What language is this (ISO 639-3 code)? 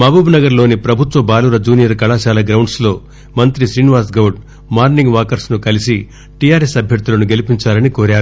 tel